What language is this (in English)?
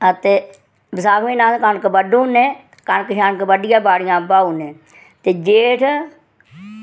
Dogri